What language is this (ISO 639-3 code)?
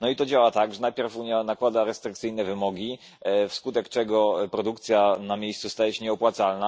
pol